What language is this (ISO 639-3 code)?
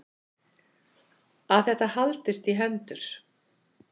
isl